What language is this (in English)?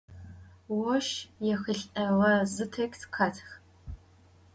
Adyghe